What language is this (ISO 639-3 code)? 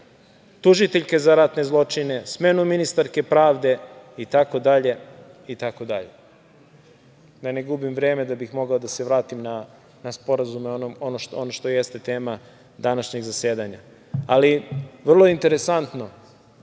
srp